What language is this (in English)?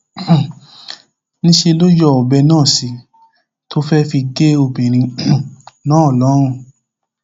Yoruba